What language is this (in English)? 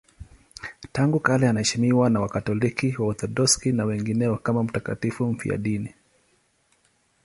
Swahili